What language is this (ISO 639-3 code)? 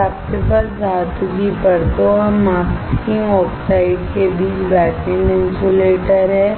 hin